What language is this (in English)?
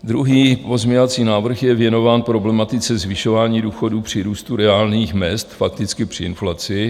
Czech